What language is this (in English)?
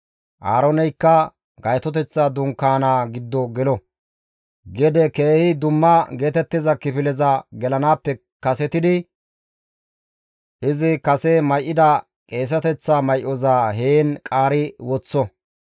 Gamo